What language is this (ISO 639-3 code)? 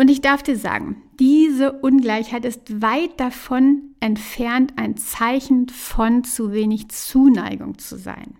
deu